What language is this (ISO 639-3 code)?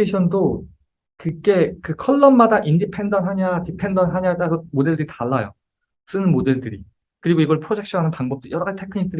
kor